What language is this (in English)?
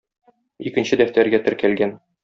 Tatar